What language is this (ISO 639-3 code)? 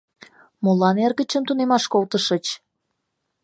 chm